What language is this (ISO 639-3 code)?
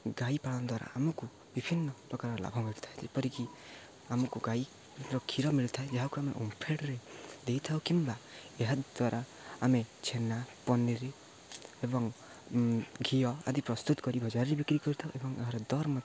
ori